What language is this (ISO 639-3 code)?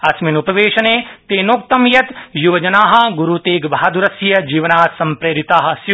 san